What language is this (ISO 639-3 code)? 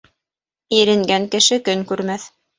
bak